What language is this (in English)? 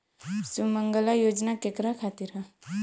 Bhojpuri